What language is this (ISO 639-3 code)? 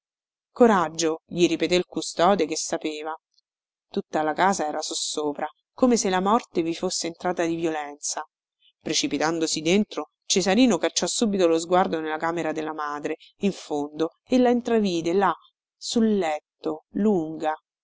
ita